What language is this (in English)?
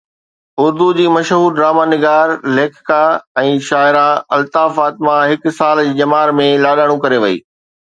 Sindhi